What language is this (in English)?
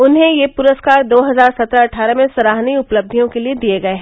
Hindi